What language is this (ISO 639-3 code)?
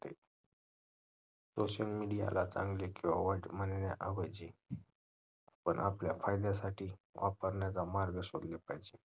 mar